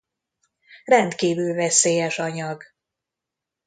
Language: Hungarian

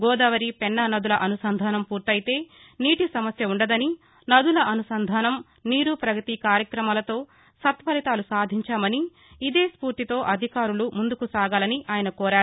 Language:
Telugu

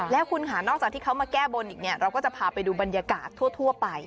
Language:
Thai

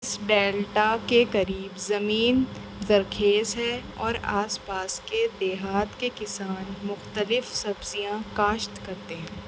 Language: Urdu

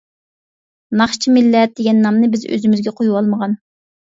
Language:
Uyghur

